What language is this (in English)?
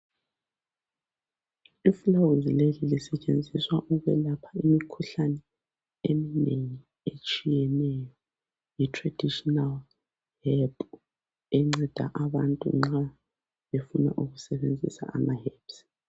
North Ndebele